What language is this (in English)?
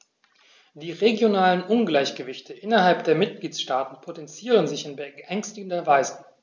German